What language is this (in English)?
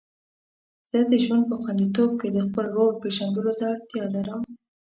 Pashto